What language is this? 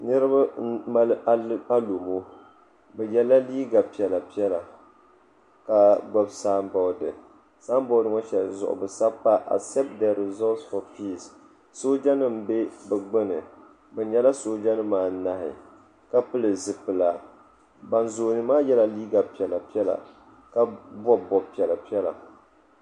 Dagbani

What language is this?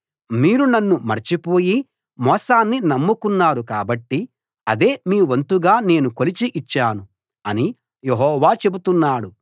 Telugu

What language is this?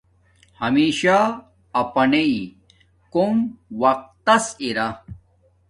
Domaaki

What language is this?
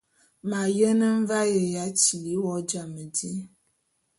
Bulu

